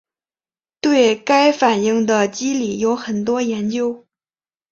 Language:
Chinese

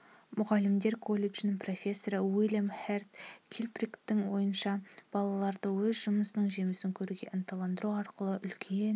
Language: Kazakh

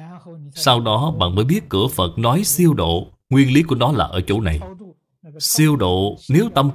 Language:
Vietnamese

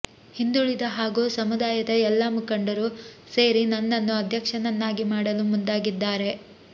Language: Kannada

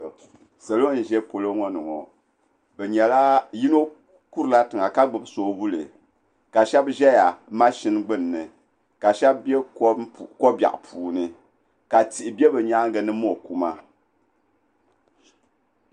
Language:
Dagbani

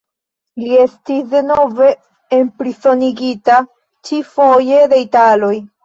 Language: Esperanto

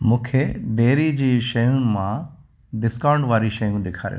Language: Sindhi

